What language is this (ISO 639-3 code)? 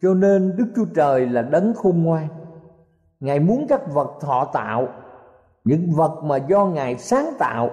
vie